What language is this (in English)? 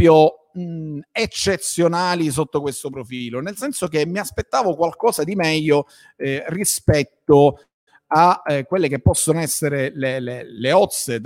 Italian